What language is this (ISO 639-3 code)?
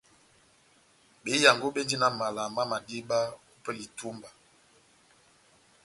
bnm